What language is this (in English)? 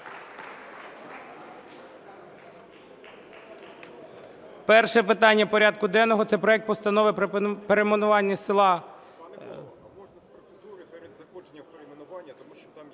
Ukrainian